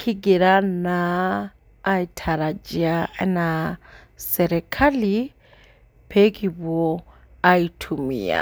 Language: Masai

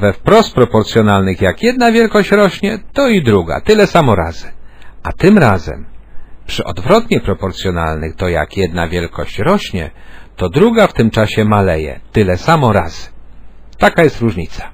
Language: Polish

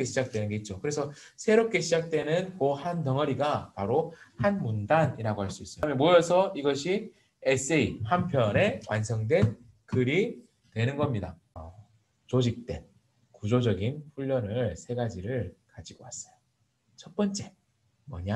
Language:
Korean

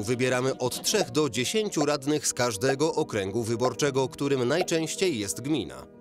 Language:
Polish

